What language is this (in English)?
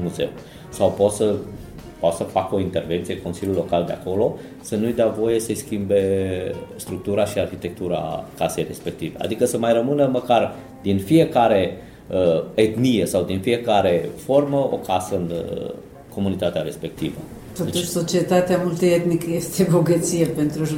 Romanian